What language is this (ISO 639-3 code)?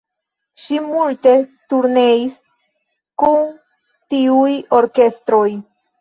epo